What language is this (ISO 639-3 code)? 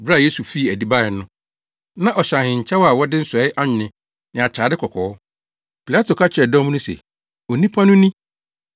aka